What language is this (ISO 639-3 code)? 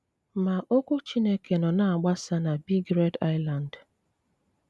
ibo